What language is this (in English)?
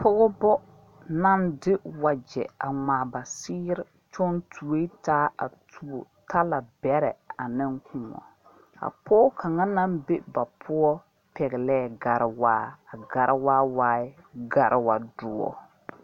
Southern Dagaare